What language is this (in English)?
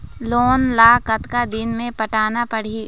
Chhattisgarhi